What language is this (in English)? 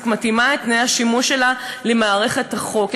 Hebrew